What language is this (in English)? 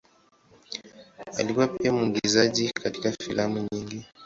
Swahili